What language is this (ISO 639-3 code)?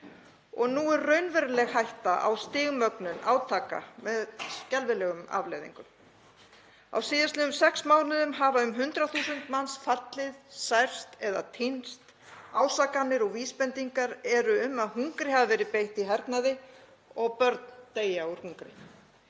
isl